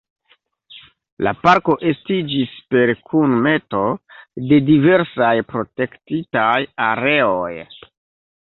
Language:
Esperanto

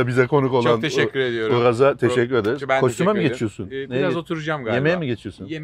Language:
Turkish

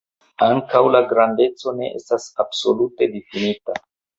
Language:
Esperanto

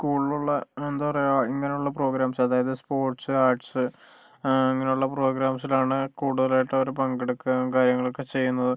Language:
Malayalam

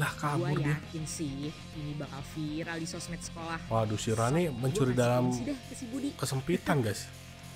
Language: Indonesian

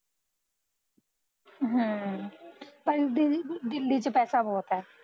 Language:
Punjabi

